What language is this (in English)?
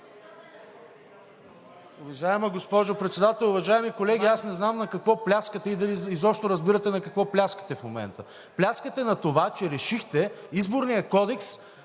Bulgarian